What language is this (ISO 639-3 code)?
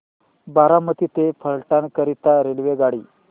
mar